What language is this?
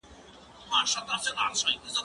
Pashto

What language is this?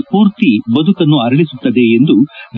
Kannada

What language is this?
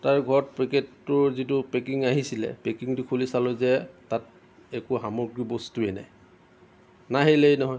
Assamese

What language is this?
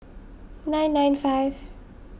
English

